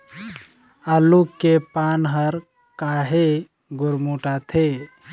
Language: Chhattisgarhi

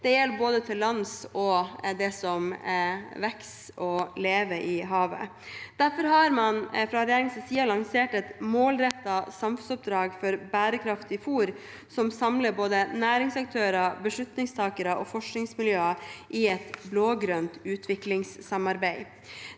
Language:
Norwegian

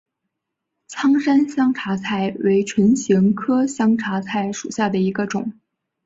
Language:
Chinese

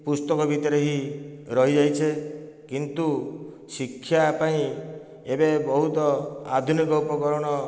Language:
Odia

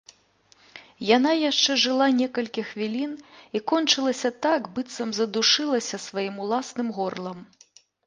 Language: Belarusian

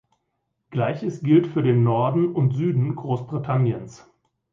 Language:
German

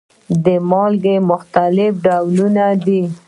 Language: Pashto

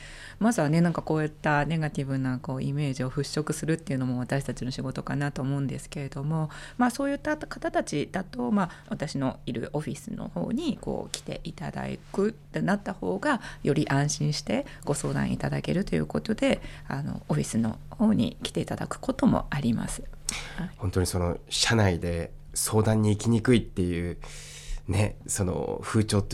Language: Japanese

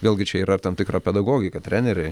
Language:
Lithuanian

